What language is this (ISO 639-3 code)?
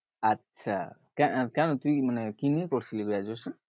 ben